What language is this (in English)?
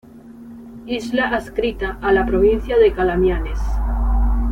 Spanish